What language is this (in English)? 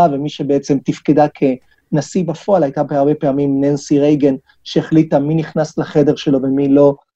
Hebrew